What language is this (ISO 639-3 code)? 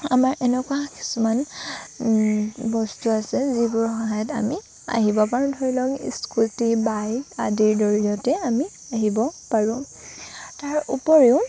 asm